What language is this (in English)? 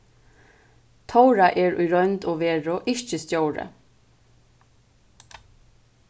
Faroese